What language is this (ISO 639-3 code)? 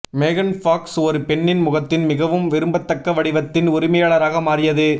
tam